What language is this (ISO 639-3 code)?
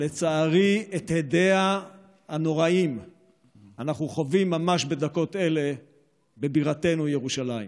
heb